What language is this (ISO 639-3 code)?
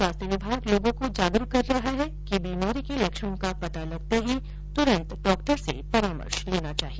hin